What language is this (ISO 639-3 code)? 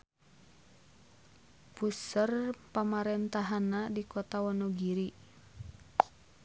sun